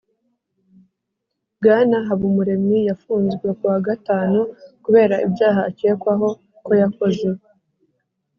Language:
Kinyarwanda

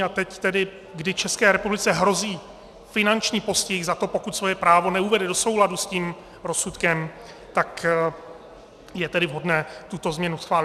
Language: Czech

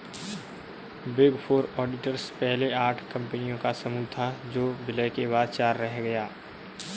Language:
Hindi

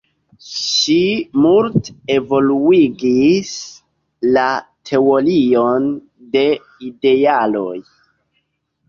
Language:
Esperanto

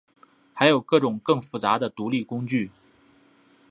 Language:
Chinese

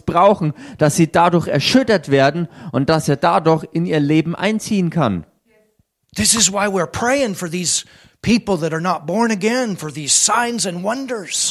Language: German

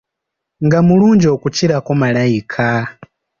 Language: Ganda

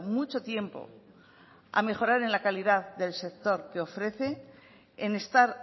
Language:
Spanish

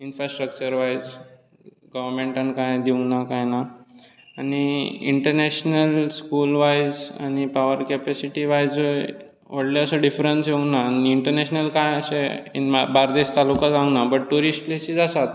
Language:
Konkani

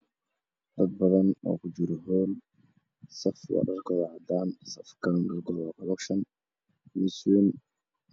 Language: Somali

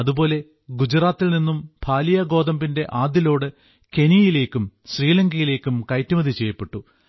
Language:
Malayalam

